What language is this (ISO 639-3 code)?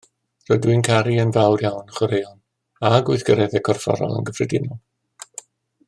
cym